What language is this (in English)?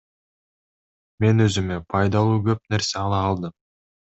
Kyrgyz